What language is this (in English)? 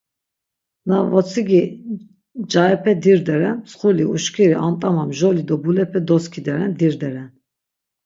Laz